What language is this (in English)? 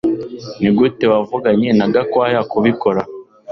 Kinyarwanda